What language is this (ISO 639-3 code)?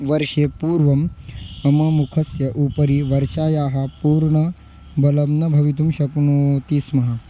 san